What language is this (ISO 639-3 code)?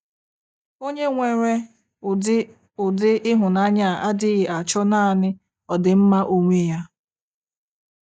ibo